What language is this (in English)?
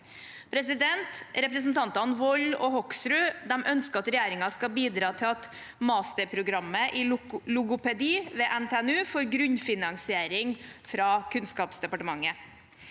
Norwegian